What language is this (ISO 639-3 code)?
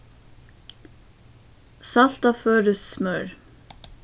fao